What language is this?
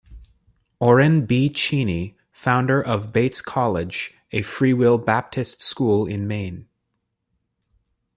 English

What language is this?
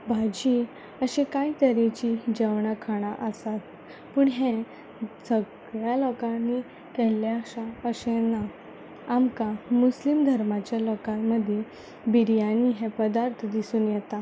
Konkani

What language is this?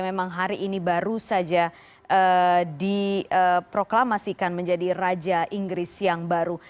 Indonesian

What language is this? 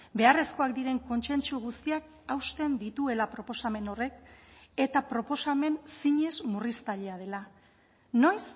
Basque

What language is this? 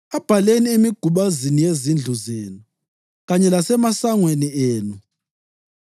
North Ndebele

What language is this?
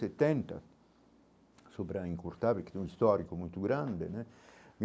Portuguese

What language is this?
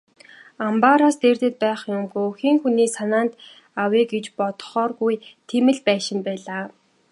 Mongolian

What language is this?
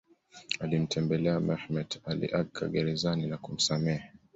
Swahili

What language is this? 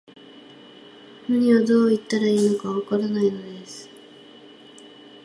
Japanese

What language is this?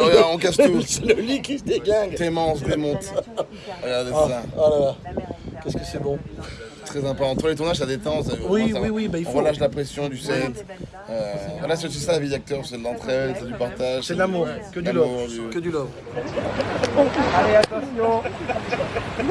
French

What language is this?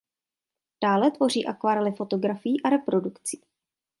Czech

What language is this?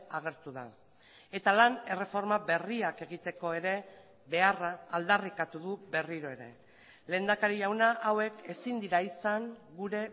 Basque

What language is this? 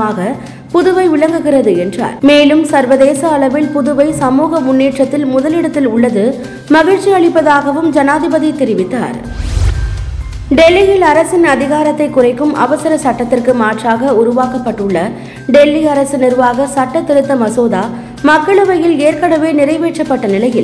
Tamil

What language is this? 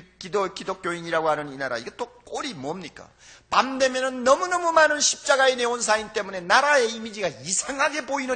Korean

